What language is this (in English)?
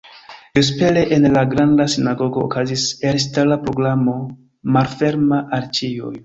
Esperanto